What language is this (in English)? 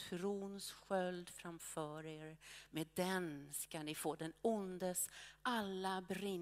Swedish